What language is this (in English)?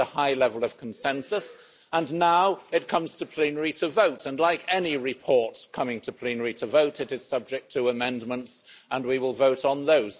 English